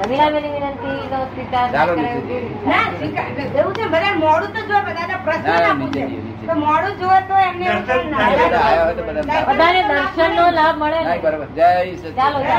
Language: Gujarati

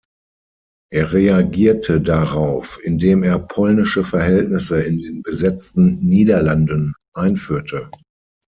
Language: German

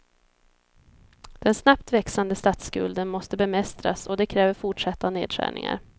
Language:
Swedish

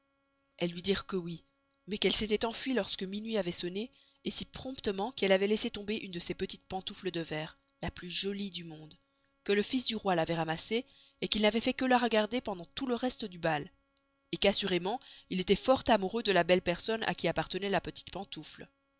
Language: French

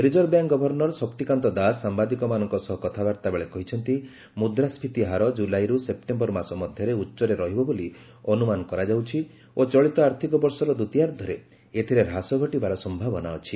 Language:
Odia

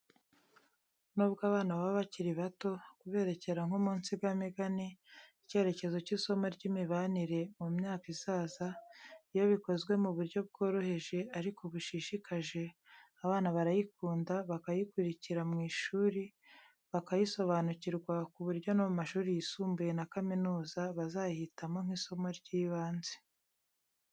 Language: Kinyarwanda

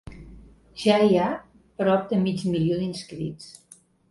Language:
Catalan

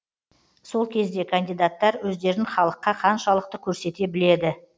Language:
Kazakh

